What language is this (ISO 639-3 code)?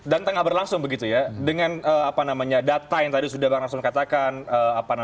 ind